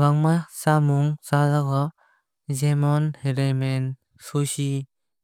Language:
Kok Borok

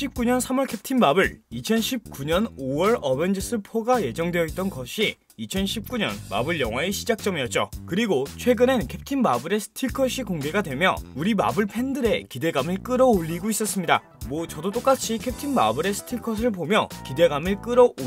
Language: Korean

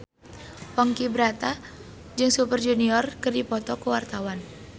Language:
Sundanese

